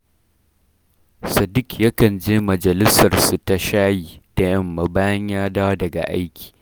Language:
Hausa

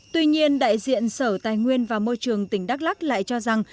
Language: Vietnamese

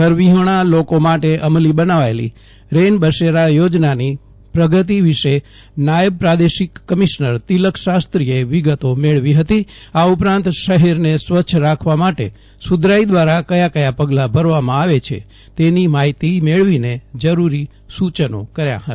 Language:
Gujarati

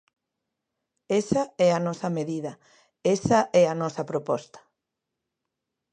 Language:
Galician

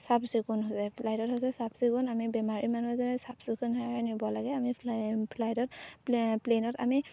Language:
Assamese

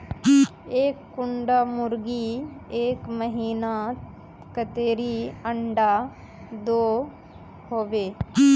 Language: Magahi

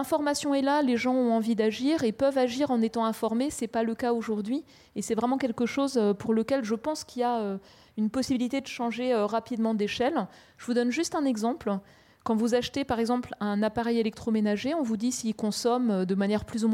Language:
French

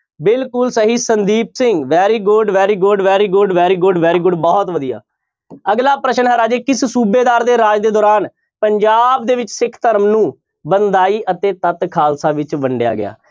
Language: Punjabi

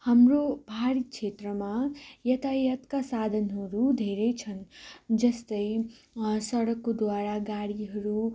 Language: Nepali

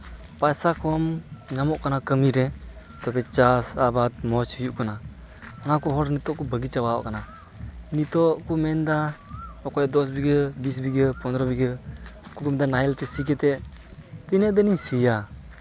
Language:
Santali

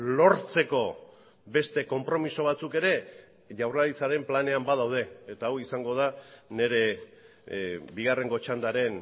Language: Basque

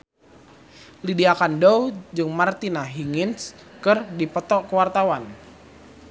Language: Sundanese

